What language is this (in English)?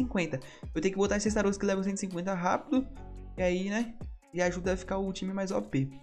Portuguese